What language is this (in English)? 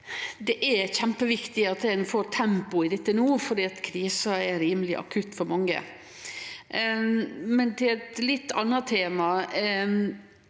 Norwegian